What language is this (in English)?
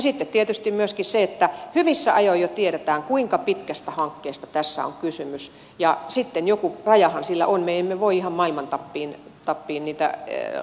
Finnish